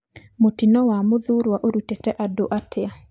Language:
Kikuyu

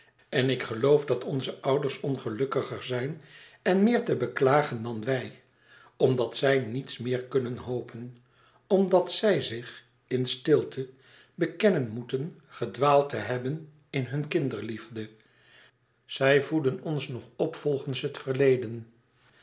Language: Dutch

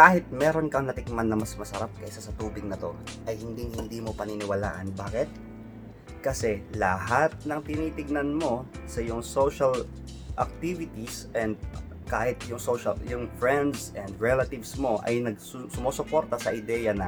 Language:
Filipino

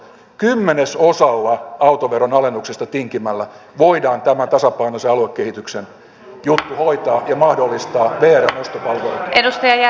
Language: Finnish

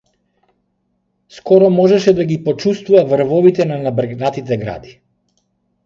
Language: Macedonian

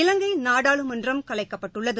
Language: Tamil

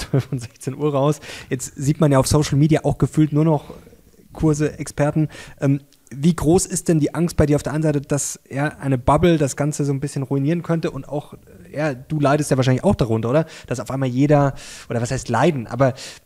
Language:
German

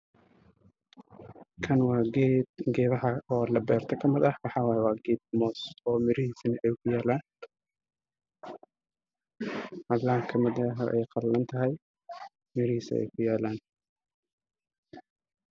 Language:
Somali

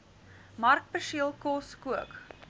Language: Afrikaans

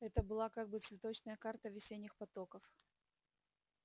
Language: Russian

